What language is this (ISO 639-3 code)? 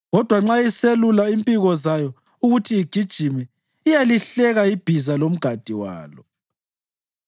nde